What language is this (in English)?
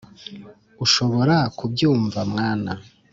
Kinyarwanda